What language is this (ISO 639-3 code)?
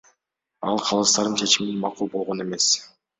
kir